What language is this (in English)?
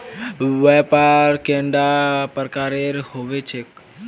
Magahi